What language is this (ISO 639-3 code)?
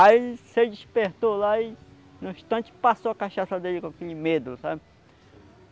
por